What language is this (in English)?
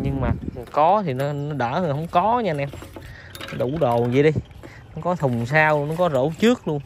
Vietnamese